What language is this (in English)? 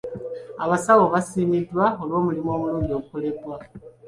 Ganda